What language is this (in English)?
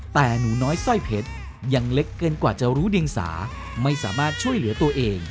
Thai